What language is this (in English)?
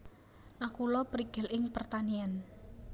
Javanese